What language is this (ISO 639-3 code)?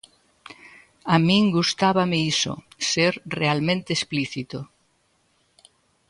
glg